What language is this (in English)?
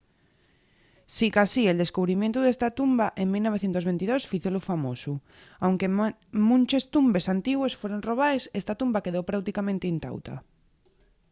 Asturian